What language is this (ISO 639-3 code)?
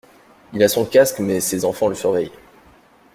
fra